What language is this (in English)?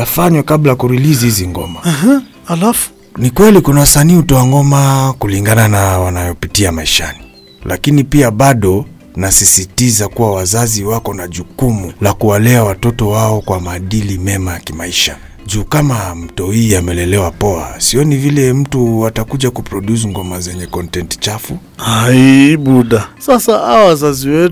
Swahili